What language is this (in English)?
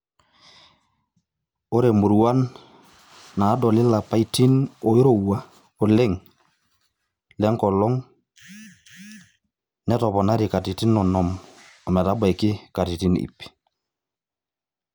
Masai